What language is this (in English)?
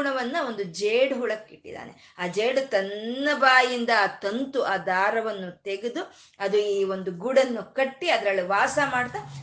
Kannada